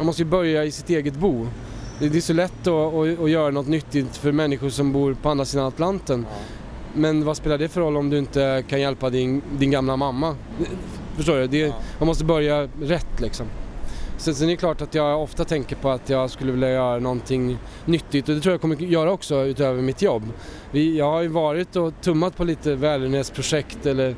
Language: Swedish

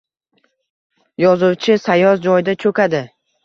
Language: Uzbek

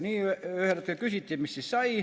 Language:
Estonian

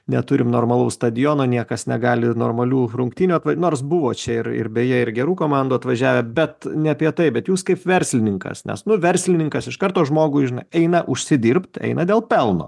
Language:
Lithuanian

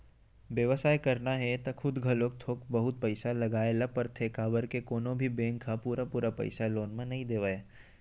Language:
Chhattisgarhi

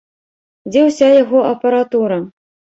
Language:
Belarusian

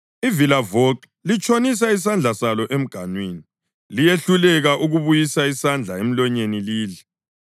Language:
North Ndebele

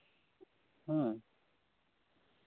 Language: Santali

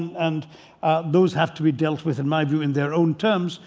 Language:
English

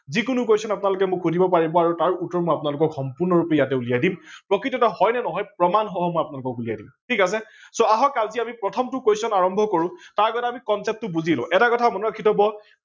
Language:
Assamese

